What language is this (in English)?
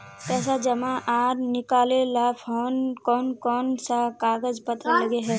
Magahi